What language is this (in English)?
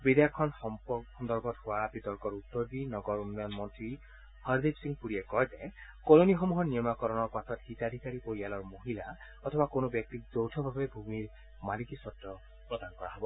Assamese